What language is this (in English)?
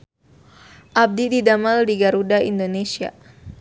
Sundanese